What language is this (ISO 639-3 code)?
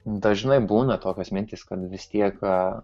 lit